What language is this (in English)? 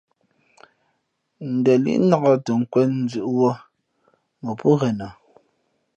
Fe'fe'